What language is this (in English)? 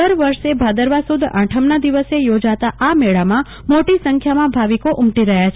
Gujarati